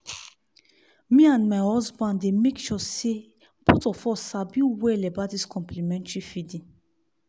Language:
Nigerian Pidgin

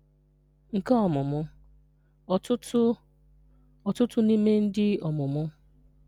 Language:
Igbo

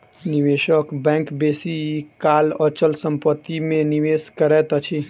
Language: Maithili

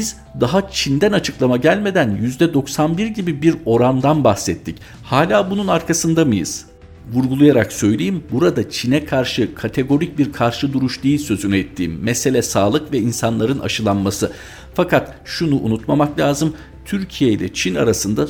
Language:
Turkish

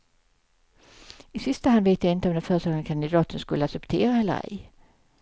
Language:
Swedish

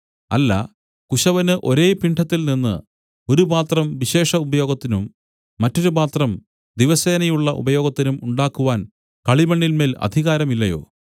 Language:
Malayalam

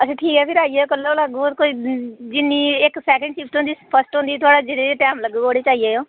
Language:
Dogri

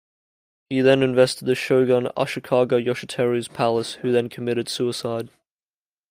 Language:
English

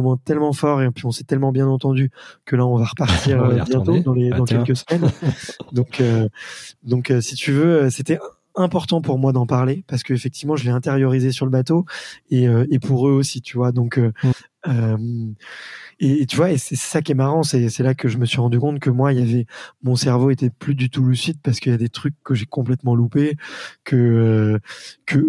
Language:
French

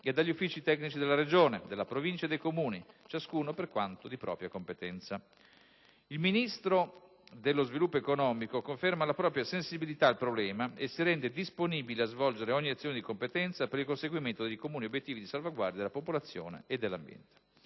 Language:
Italian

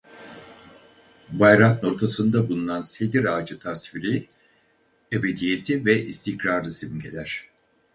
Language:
Turkish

